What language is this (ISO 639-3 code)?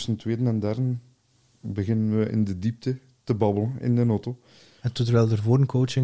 nld